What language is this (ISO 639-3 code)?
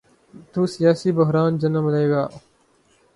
urd